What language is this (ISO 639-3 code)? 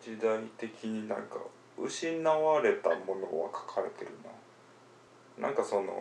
jpn